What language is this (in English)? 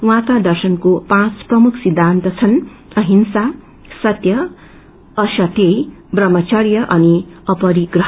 Nepali